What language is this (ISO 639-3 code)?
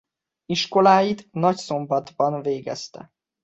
hun